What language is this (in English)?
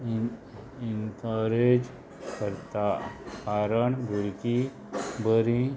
Konkani